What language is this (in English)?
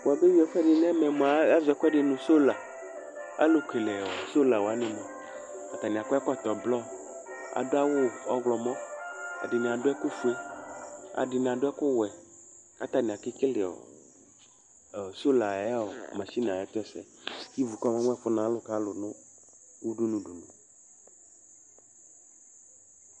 Ikposo